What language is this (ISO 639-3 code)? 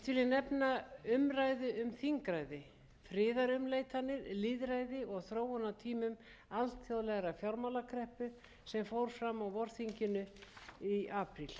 isl